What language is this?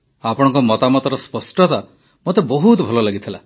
Odia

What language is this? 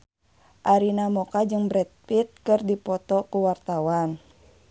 Sundanese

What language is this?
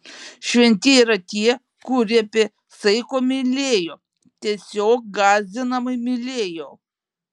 Lithuanian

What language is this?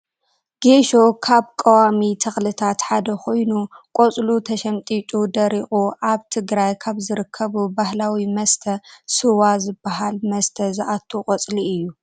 Tigrinya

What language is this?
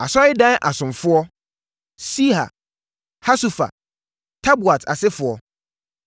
Akan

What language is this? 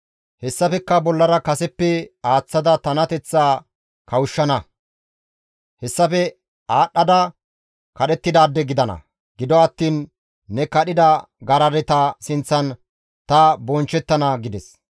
Gamo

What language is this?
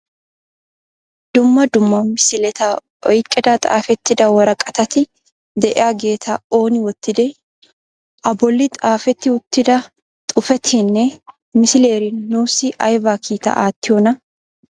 Wolaytta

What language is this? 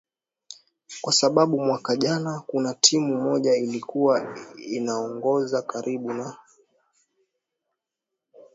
Swahili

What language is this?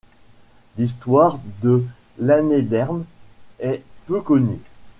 French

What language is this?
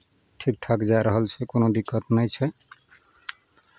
Maithili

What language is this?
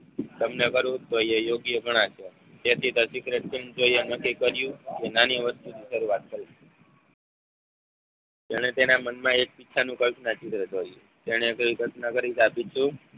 Gujarati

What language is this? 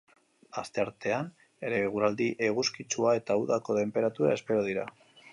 Basque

